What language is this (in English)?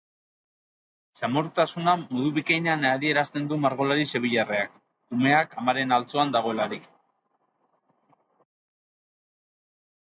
Basque